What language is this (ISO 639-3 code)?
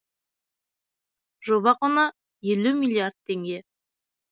kaz